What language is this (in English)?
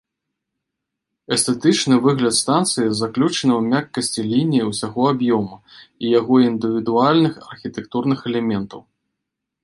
Belarusian